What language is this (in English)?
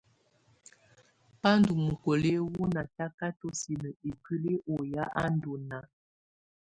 Tunen